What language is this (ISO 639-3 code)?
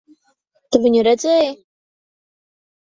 lav